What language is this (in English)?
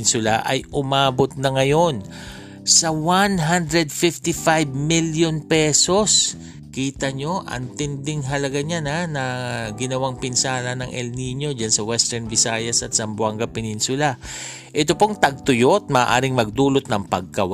Filipino